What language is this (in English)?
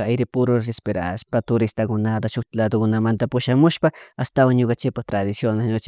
Chimborazo Highland Quichua